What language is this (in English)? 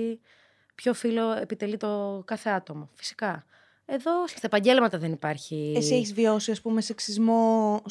Greek